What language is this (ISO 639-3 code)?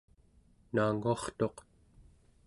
esu